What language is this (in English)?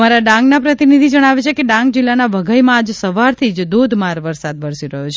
Gujarati